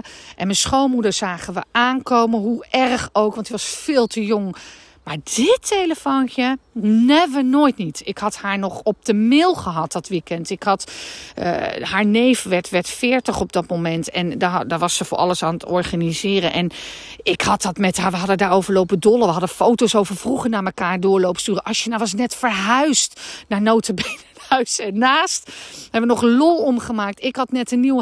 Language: Dutch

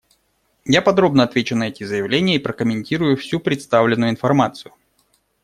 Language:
Russian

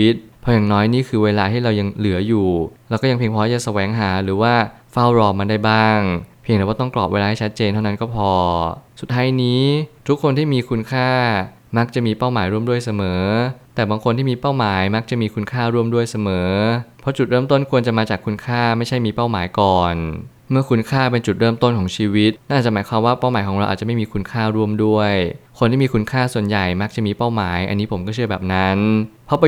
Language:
Thai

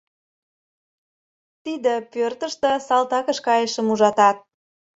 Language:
Mari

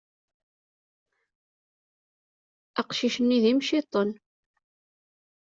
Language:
Kabyle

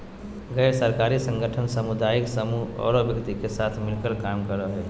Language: Magahi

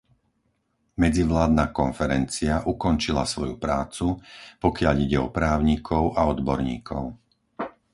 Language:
Slovak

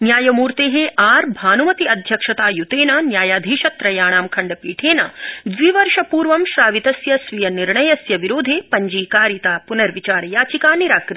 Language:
Sanskrit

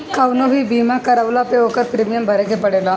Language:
Bhojpuri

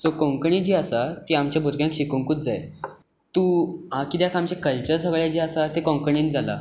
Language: Konkani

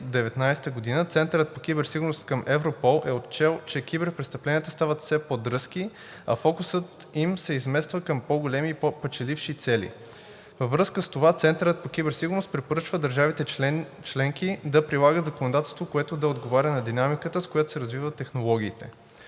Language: Bulgarian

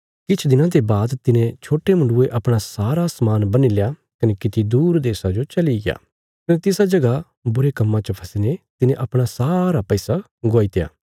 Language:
Bilaspuri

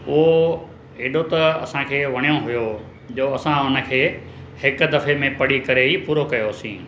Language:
Sindhi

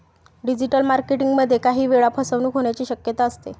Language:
Marathi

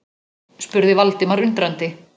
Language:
Icelandic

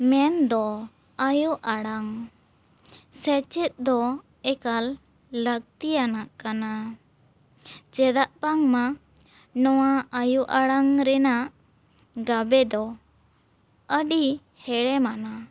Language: Santali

